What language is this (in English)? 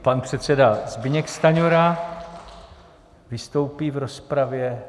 Czech